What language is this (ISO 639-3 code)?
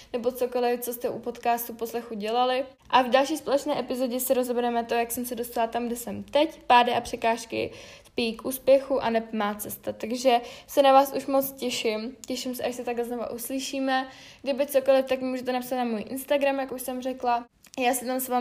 ces